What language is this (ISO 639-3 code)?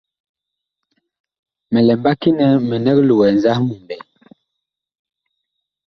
bkh